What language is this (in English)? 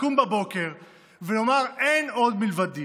Hebrew